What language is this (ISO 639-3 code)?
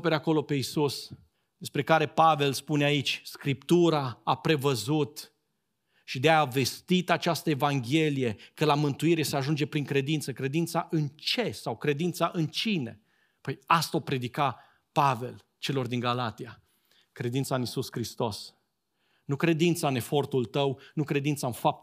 ron